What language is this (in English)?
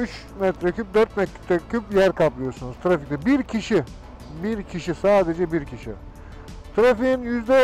Turkish